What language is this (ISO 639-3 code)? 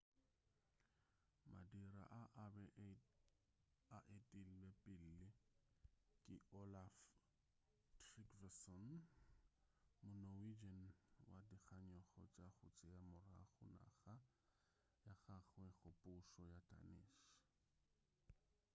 nso